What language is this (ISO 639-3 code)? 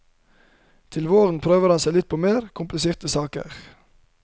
nor